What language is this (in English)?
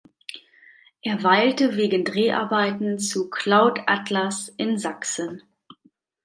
German